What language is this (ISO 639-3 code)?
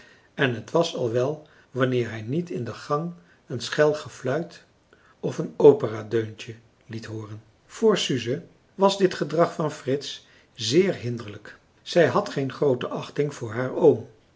nld